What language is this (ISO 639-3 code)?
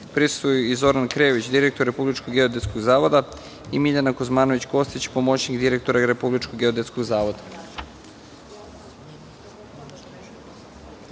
srp